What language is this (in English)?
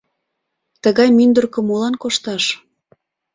Mari